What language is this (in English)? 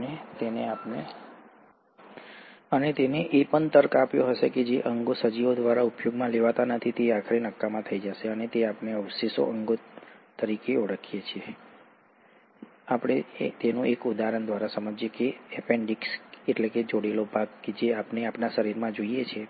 Gujarati